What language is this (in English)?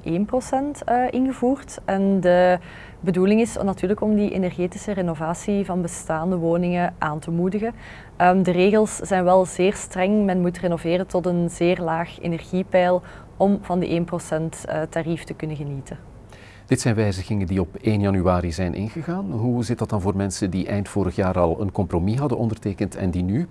Dutch